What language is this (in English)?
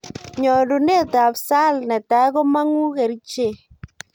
Kalenjin